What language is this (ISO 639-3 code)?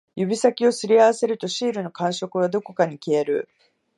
jpn